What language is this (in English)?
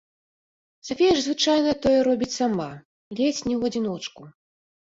Belarusian